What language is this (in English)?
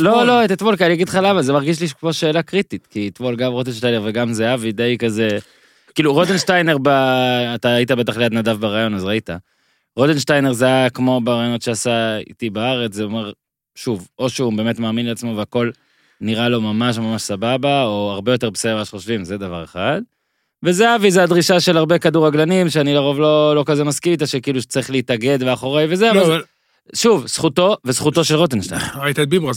Hebrew